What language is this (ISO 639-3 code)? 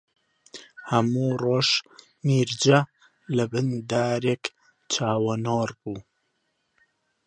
ckb